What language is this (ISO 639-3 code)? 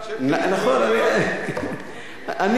heb